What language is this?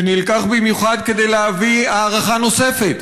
Hebrew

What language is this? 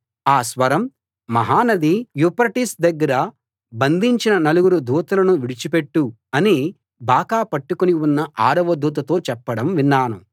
Telugu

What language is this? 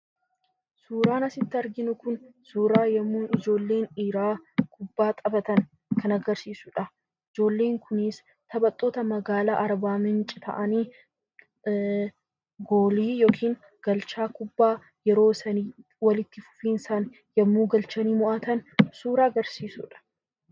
Oromo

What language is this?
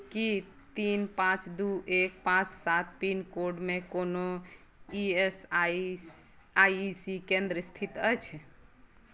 Maithili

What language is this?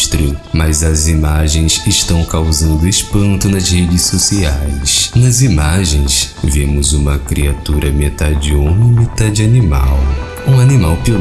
Portuguese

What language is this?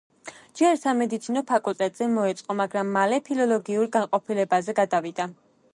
Georgian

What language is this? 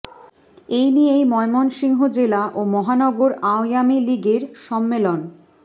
Bangla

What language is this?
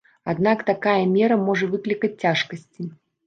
Belarusian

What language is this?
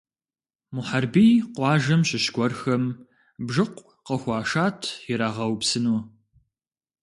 Kabardian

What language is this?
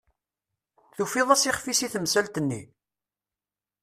Kabyle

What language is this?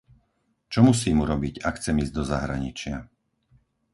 Slovak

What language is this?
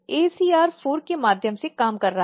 Hindi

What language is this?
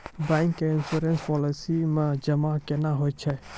Maithili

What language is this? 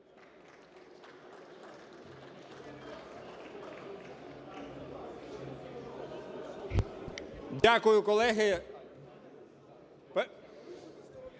Ukrainian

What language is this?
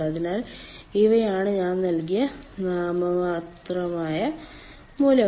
Malayalam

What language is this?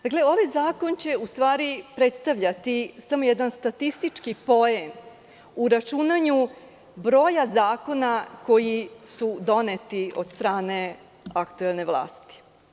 Serbian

